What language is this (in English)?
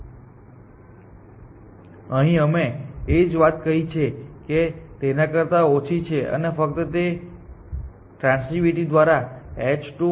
Gujarati